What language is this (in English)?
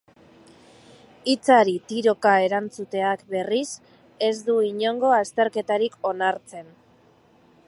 Basque